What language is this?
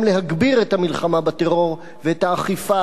Hebrew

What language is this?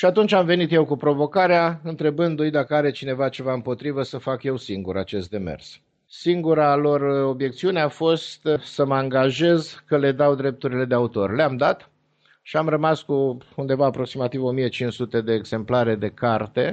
Romanian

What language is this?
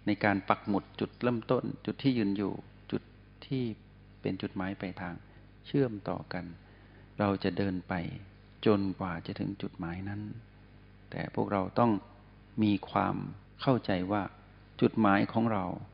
Thai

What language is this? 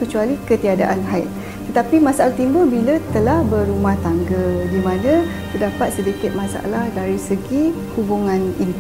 Malay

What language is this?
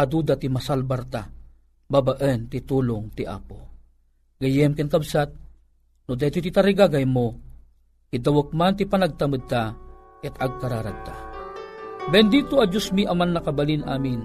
Filipino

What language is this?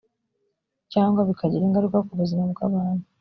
Kinyarwanda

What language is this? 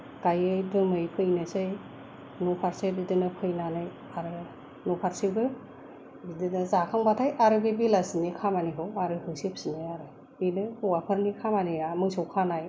Bodo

